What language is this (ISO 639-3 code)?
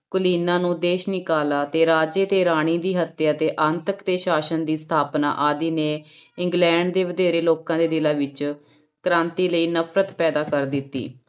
pan